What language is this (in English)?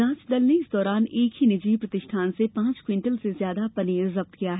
Hindi